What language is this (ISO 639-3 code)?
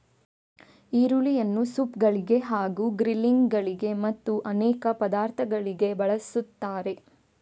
kan